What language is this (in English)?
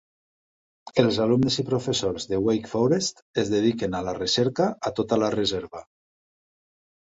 Catalan